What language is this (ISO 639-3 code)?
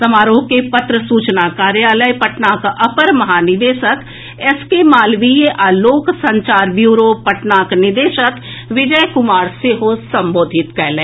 mai